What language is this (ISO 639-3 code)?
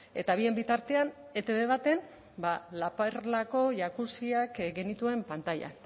eus